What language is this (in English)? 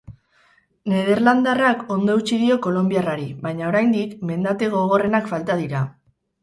Basque